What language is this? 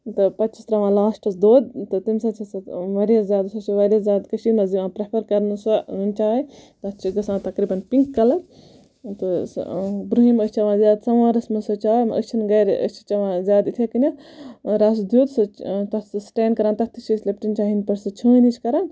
Kashmiri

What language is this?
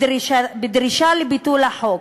Hebrew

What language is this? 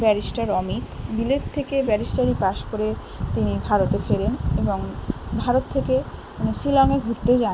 Bangla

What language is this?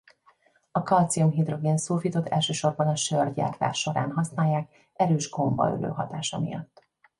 Hungarian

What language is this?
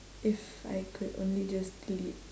English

